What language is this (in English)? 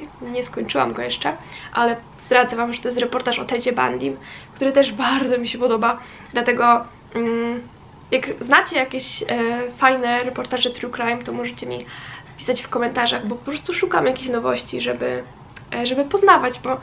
Polish